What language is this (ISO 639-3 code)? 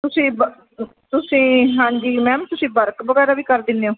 pan